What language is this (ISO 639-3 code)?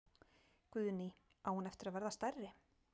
isl